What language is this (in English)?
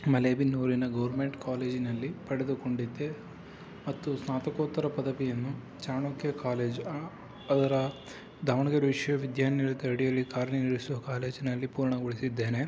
Kannada